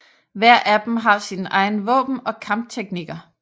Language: Danish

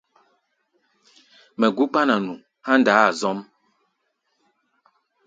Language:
Gbaya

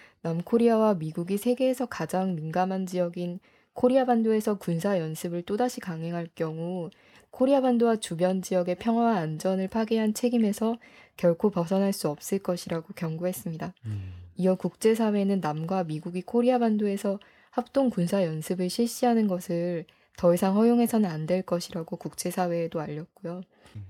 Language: Korean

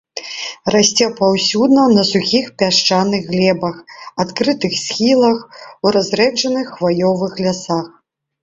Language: Belarusian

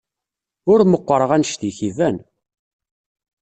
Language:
Kabyle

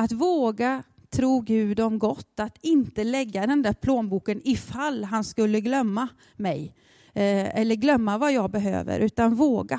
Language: Swedish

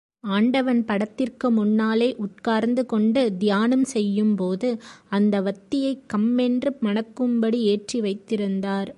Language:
Tamil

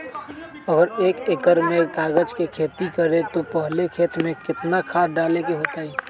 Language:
Magahi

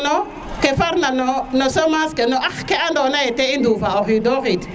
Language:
Serer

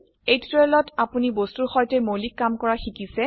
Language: Assamese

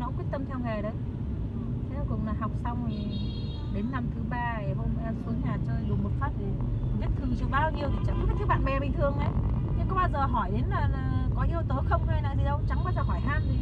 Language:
Vietnamese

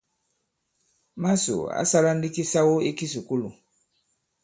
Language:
Bankon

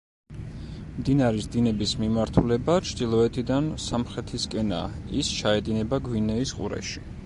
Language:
Georgian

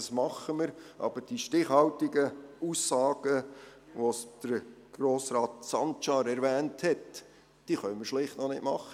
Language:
Swiss German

